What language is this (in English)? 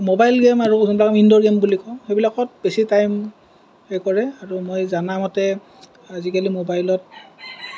Assamese